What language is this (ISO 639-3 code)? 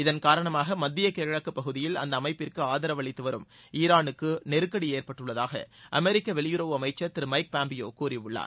tam